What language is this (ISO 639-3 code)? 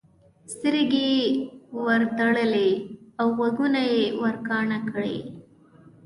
pus